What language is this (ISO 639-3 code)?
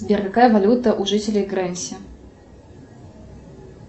rus